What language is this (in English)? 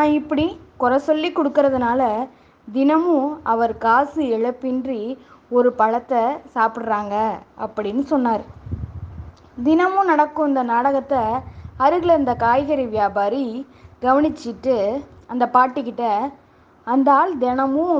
Tamil